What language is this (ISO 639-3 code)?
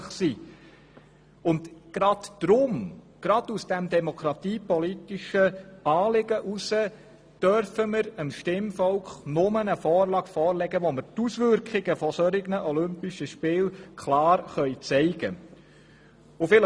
gsw